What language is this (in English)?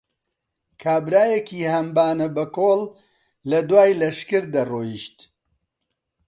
Central Kurdish